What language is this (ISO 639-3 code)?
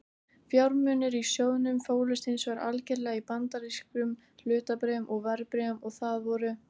isl